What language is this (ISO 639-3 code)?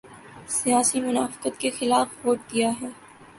urd